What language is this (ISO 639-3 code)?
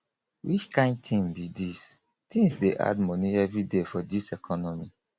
pcm